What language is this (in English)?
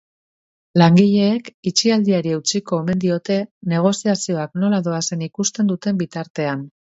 Basque